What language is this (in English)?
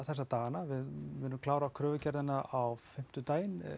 Icelandic